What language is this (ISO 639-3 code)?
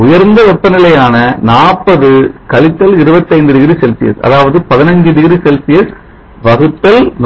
tam